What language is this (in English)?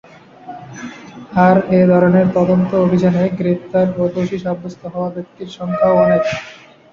Bangla